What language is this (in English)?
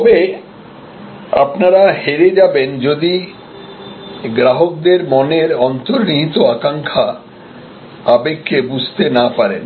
Bangla